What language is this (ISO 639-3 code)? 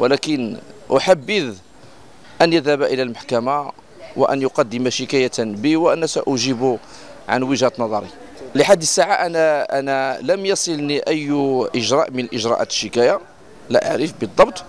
ara